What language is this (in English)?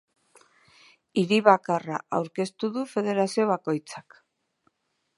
Basque